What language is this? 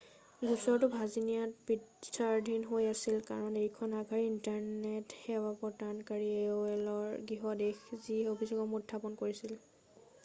Assamese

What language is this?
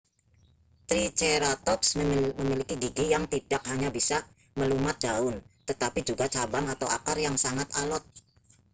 Indonesian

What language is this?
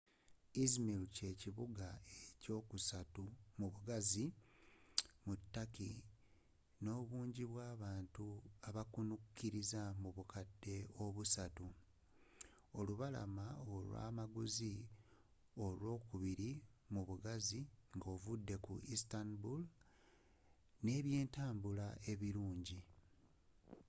Ganda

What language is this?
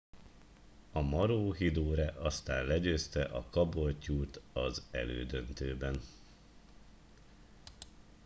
Hungarian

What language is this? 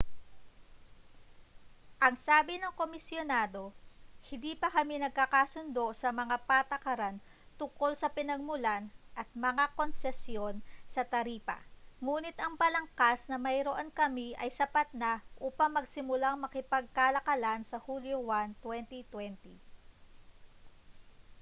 Filipino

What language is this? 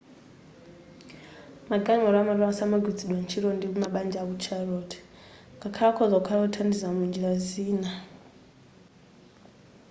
Nyanja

